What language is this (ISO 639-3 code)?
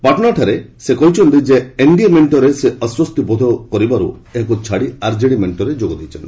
ori